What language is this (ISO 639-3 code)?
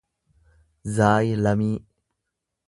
orm